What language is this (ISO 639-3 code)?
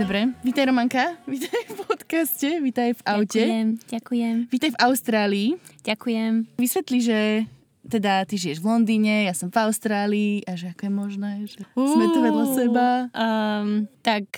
slk